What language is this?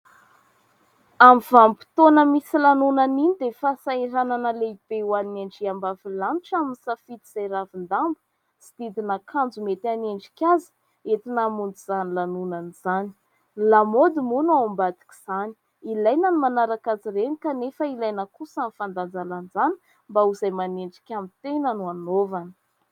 Malagasy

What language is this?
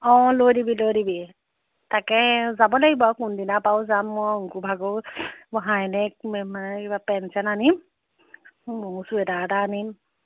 Assamese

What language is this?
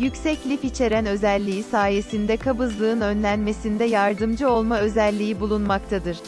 Turkish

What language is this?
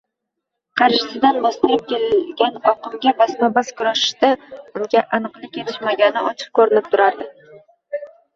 Uzbek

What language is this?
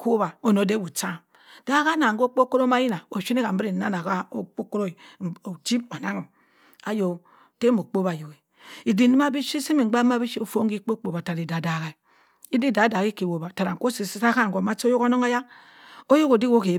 Cross River Mbembe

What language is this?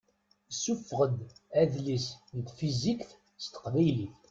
Kabyle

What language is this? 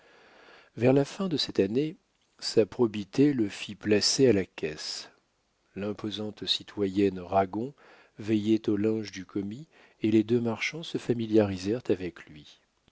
French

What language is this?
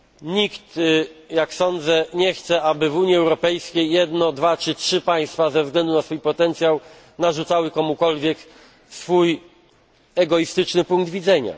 Polish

